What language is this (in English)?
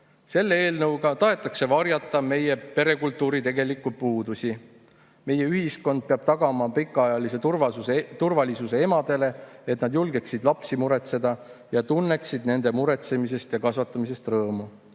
Estonian